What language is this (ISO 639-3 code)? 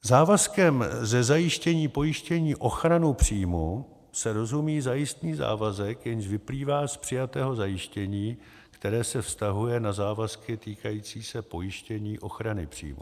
ces